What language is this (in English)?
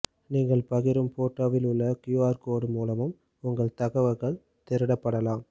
Tamil